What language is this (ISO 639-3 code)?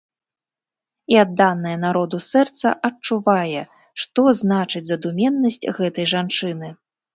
bel